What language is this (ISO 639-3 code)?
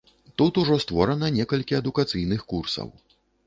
bel